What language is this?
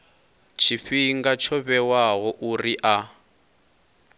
Venda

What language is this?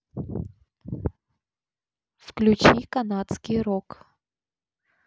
Russian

